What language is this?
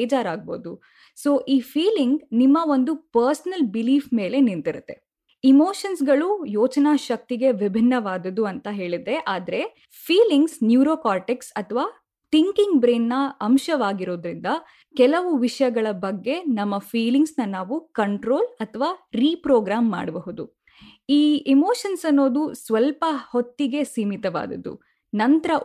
Kannada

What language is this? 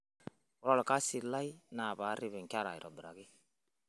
Masai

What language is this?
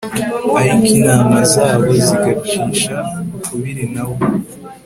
Kinyarwanda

